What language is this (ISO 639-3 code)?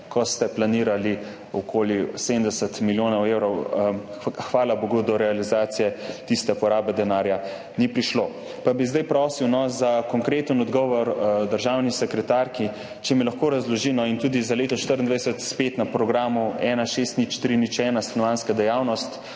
slv